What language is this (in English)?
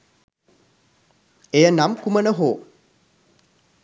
Sinhala